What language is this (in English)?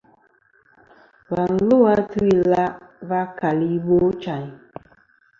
Kom